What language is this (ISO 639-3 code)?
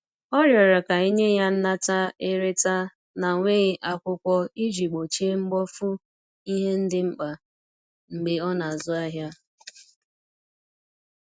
ibo